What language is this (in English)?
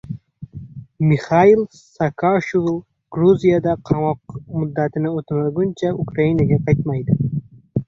Uzbek